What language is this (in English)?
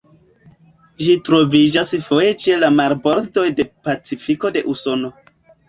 Esperanto